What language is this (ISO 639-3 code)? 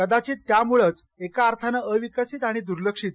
mar